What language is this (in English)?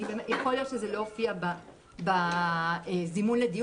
Hebrew